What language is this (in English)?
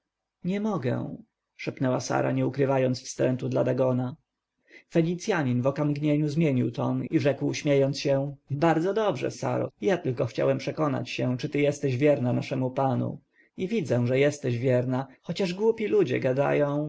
Polish